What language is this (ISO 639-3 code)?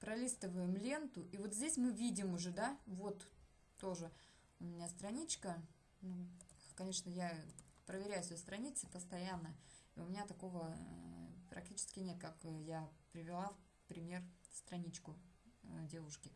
rus